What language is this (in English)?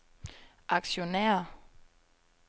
Danish